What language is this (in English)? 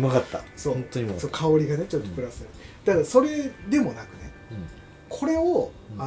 Japanese